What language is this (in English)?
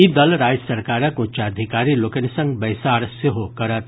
Maithili